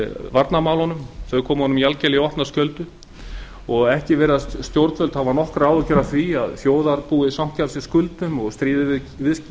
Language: Icelandic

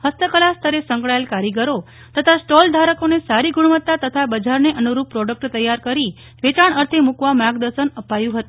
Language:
Gujarati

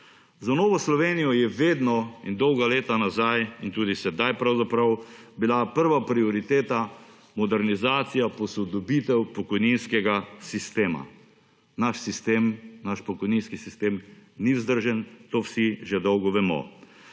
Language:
Slovenian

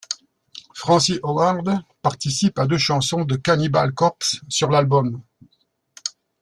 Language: French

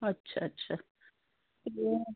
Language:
Punjabi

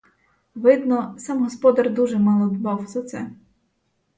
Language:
Ukrainian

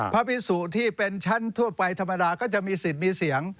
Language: Thai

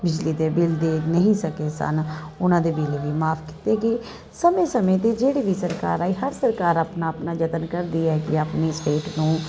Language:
Punjabi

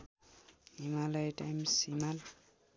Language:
Nepali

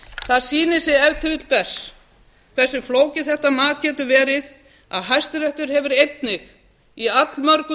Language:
Icelandic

